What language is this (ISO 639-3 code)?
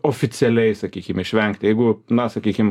lit